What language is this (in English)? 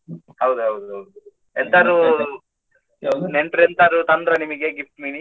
Kannada